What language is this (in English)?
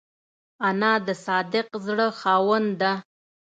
Pashto